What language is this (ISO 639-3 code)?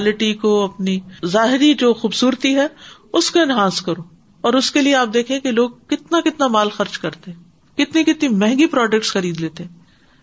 urd